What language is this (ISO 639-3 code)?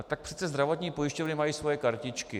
ces